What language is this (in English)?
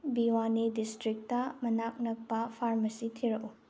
Manipuri